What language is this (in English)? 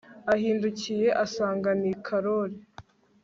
Kinyarwanda